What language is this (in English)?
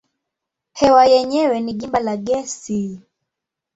Swahili